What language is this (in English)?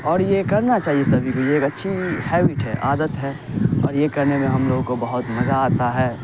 Urdu